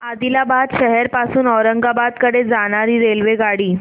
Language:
Marathi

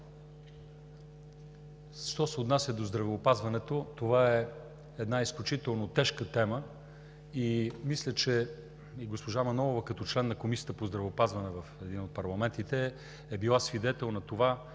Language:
Bulgarian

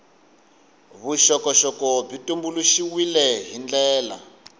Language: Tsonga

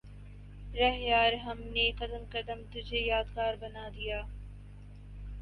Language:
Urdu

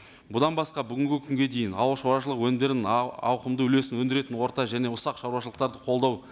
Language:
Kazakh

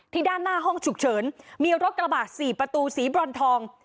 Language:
Thai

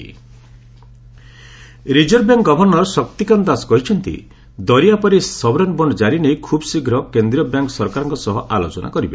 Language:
Odia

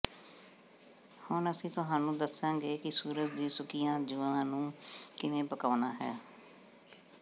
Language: Punjabi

